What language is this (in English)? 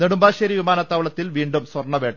Malayalam